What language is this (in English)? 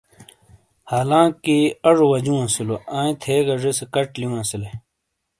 Shina